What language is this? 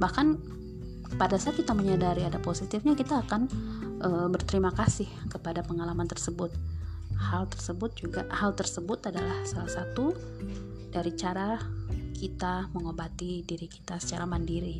Indonesian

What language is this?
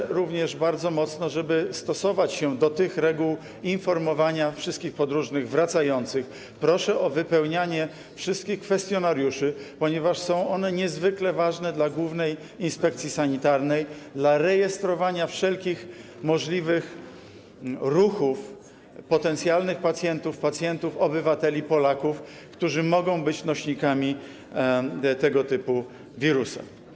Polish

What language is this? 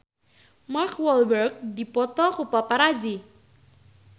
Sundanese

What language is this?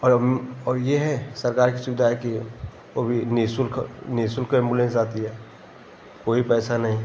Hindi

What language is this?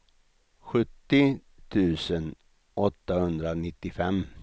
Swedish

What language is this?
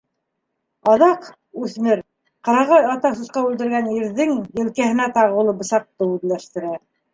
Bashkir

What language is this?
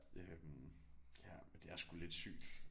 Danish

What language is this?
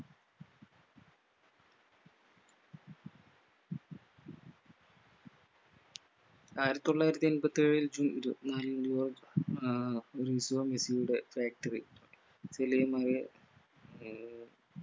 Malayalam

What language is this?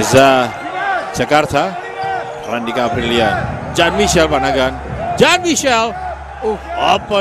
Indonesian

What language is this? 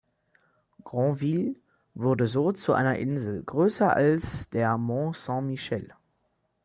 German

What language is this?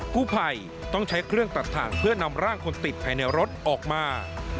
Thai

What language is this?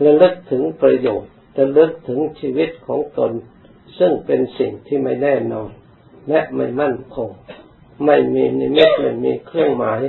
Thai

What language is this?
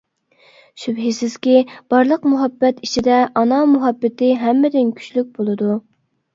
Uyghur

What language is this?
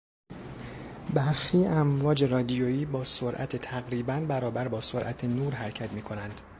Persian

